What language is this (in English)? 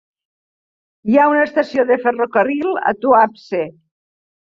Catalan